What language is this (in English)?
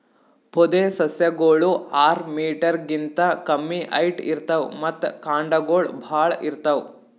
Kannada